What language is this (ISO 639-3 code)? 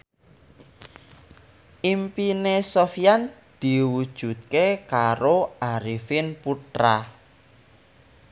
jav